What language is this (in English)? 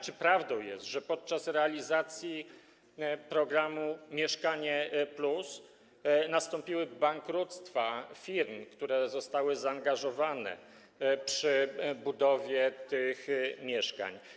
Polish